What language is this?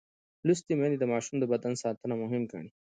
Pashto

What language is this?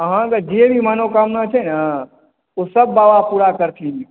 Maithili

